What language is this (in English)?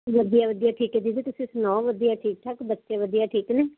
Punjabi